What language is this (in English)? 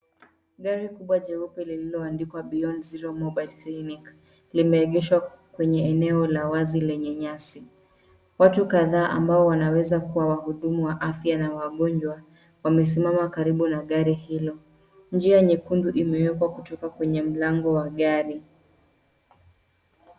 Swahili